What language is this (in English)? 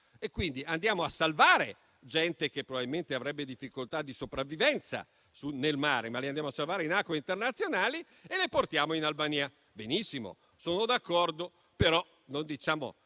Italian